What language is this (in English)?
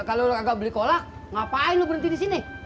Indonesian